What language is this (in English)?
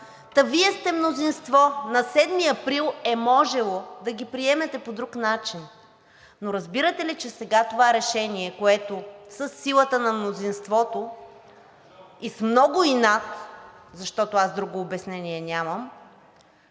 Bulgarian